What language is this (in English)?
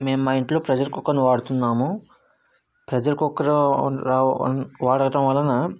Telugu